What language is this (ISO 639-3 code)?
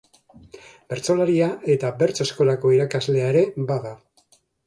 eus